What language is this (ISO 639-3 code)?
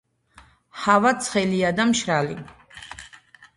kat